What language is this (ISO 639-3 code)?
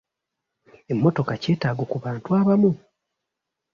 lug